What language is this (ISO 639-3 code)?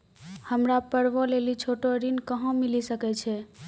mai